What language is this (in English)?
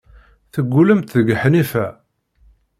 Kabyle